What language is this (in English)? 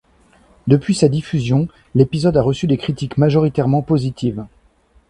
French